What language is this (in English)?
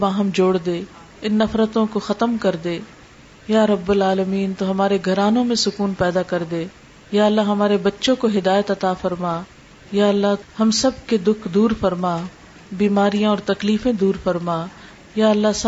Urdu